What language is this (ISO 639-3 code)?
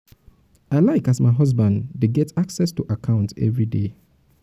pcm